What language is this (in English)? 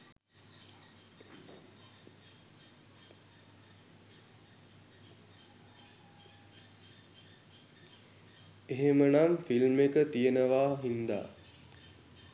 Sinhala